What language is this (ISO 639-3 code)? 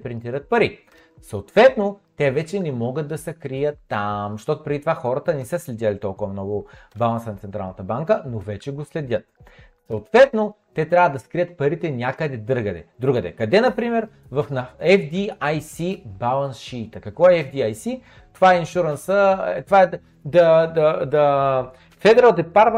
bul